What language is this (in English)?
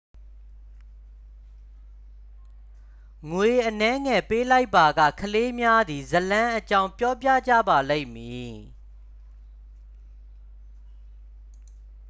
Burmese